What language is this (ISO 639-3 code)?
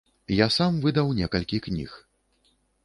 bel